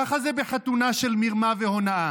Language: Hebrew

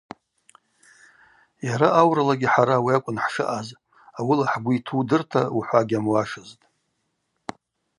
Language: Abaza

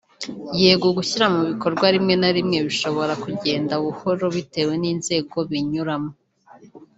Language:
Kinyarwanda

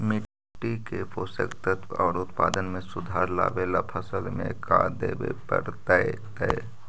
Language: Magahi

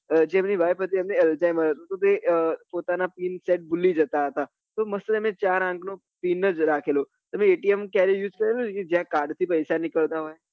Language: Gujarati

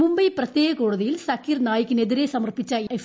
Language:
Malayalam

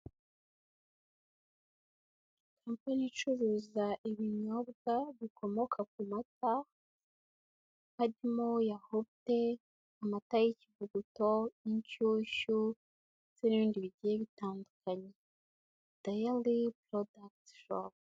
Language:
Kinyarwanda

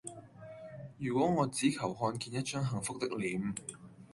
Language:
Cantonese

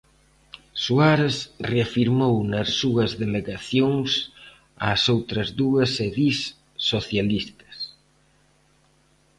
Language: Galician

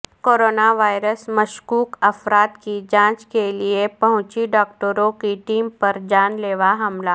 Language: Urdu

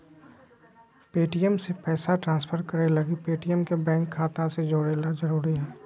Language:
Magahi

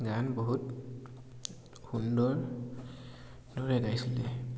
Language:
Assamese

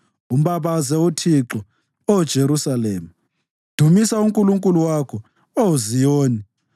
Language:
North Ndebele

